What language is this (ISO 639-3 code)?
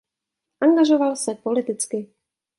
ces